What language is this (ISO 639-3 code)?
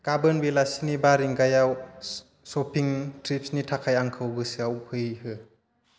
brx